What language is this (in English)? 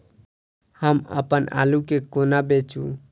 Maithili